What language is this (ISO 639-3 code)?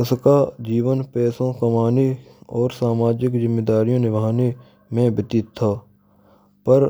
bra